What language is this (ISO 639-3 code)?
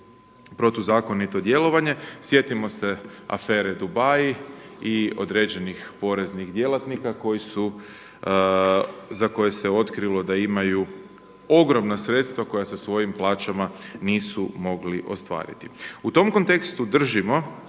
hrv